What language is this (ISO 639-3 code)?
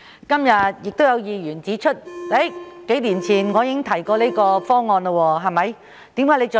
yue